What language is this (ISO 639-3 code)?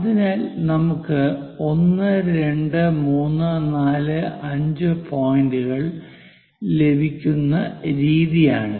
mal